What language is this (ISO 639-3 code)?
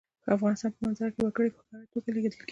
pus